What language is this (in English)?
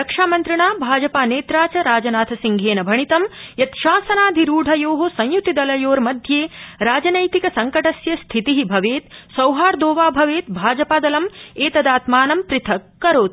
Sanskrit